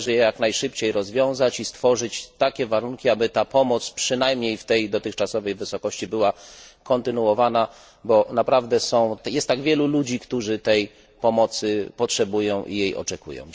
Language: Polish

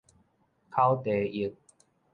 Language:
Min Nan Chinese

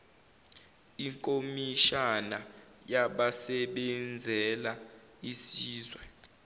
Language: Zulu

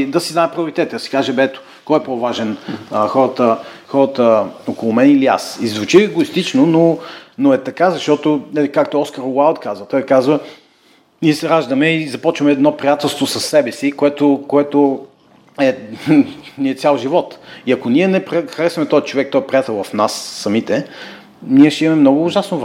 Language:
Bulgarian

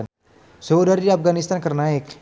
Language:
Sundanese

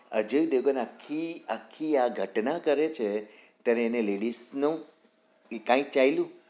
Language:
Gujarati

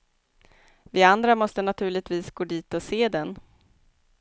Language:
Swedish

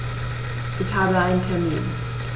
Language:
German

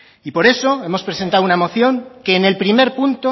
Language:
Spanish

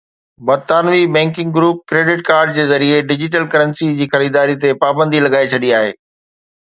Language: Sindhi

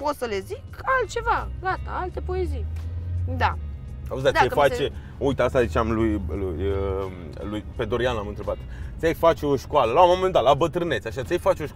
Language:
Romanian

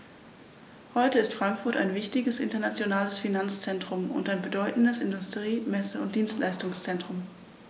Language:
German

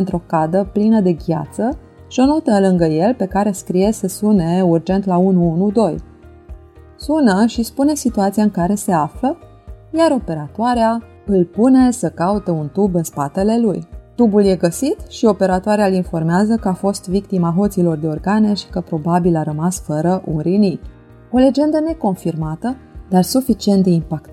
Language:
Romanian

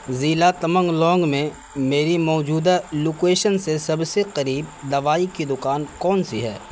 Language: Urdu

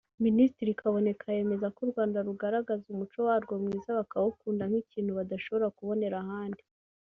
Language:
Kinyarwanda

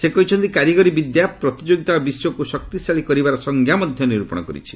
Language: Odia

